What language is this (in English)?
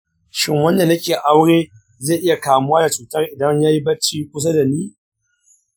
Hausa